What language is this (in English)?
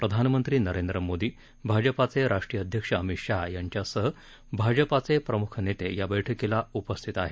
Marathi